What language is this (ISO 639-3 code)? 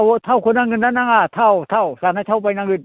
brx